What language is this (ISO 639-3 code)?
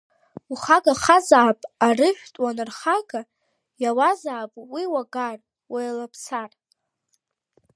abk